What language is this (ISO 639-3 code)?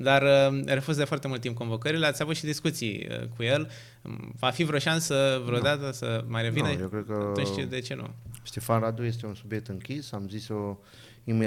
ron